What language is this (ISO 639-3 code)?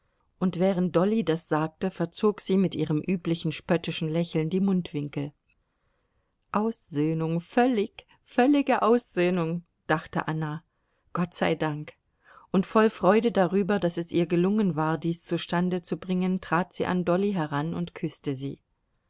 deu